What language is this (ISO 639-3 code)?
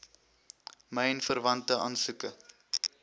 afr